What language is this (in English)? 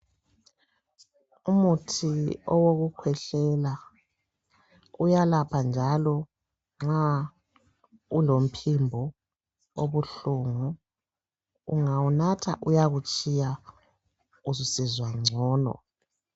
North Ndebele